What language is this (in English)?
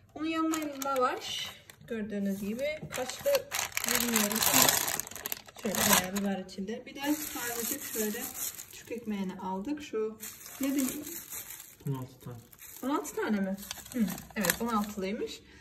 Turkish